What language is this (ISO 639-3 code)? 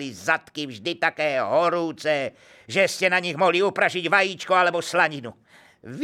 slk